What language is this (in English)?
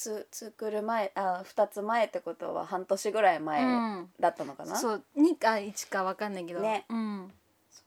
Japanese